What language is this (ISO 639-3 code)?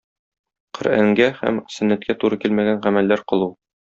tat